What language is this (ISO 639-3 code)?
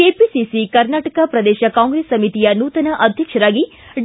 kan